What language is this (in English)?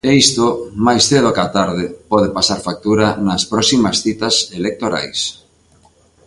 Galician